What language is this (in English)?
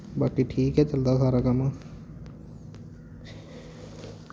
Dogri